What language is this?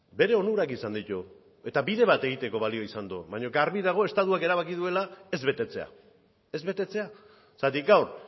Basque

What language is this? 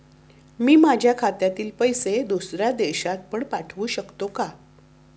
Marathi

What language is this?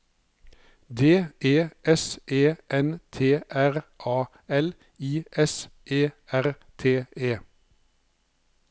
Norwegian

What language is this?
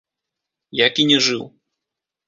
Belarusian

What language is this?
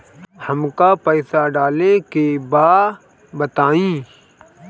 Bhojpuri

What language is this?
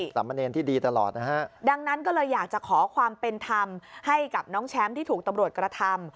Thai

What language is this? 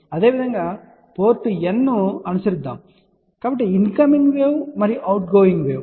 Telugu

